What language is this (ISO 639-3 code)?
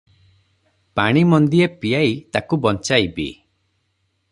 ori